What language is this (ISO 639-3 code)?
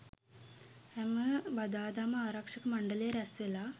sin